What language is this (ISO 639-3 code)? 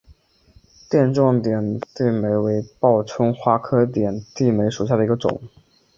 zho